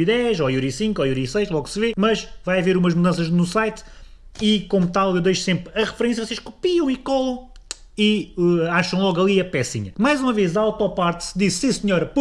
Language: Portuguese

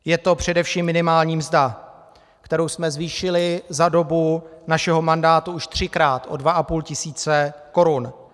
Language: Czech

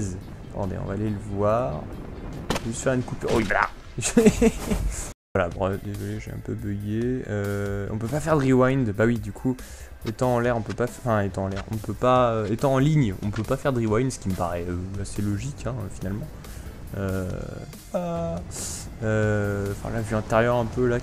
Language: French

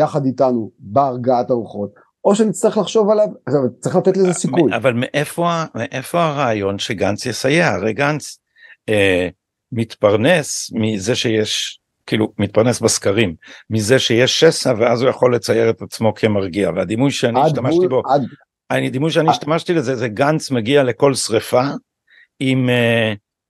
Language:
Hebrew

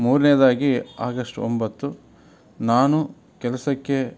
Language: Kannada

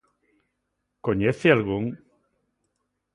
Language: Galician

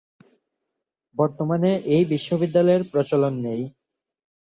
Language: Bangla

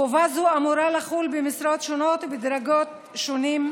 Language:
Hebrew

